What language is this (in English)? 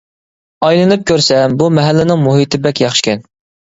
Uyghur